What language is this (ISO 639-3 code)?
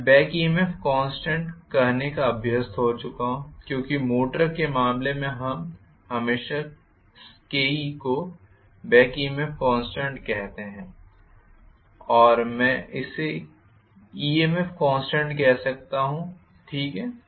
hin